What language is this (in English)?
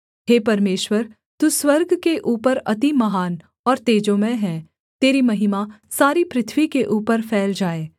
Hindi